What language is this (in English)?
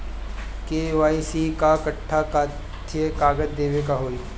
Bhojpuri